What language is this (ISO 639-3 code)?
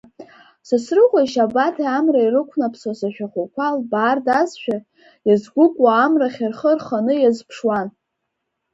abk